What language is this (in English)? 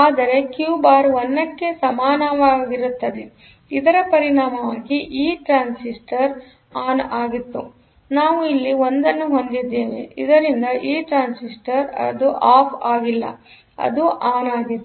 Kannada